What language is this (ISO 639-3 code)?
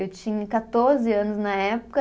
por